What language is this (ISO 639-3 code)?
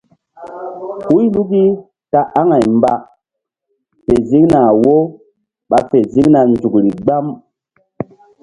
mdd